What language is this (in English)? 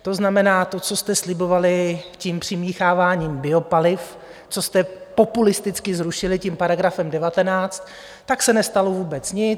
Czech